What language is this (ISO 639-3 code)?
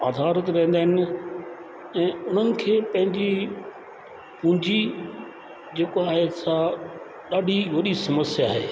snd